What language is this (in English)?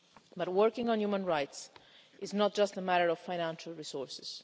English